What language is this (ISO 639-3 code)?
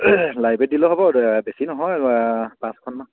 asm